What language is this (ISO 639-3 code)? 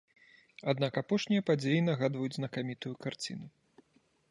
bel